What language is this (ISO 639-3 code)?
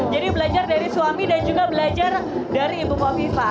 ind